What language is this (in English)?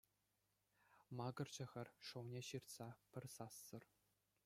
Chuvash